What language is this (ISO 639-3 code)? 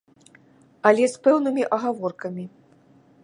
bel